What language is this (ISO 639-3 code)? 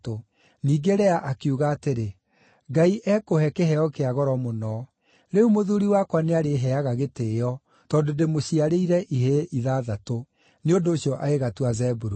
kik